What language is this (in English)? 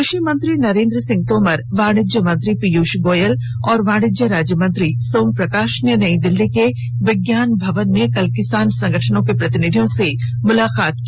Hindi